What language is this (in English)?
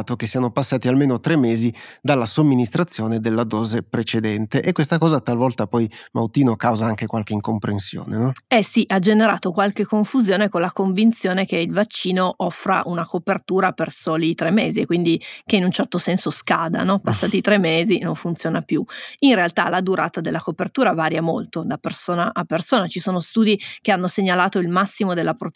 Italian